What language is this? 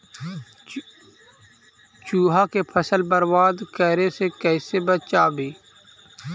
Magahi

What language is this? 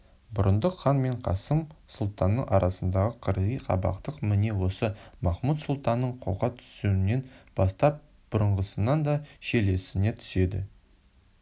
Kazakh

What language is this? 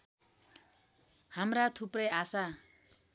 Nepali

